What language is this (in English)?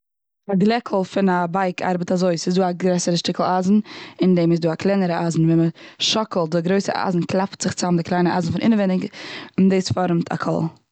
Yiddish